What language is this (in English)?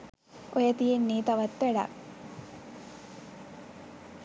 Sinhala